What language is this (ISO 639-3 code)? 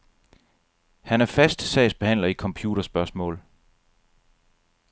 dan